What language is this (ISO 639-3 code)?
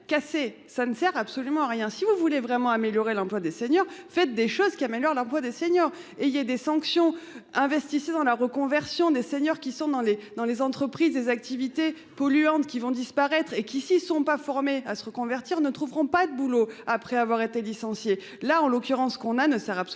fra